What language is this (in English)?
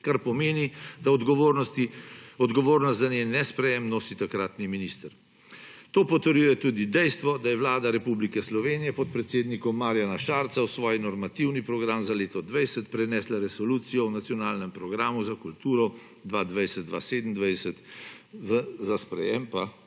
Slovenian